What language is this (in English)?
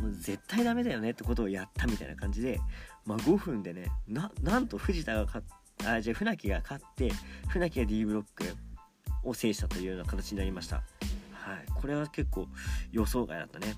Japanese